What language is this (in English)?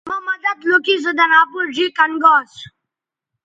Bateri